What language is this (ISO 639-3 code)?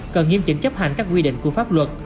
vie